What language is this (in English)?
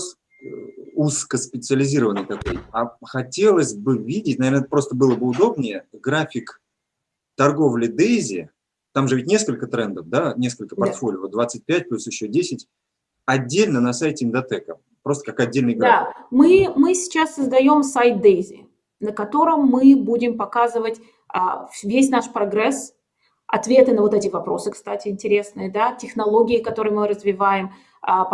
Russian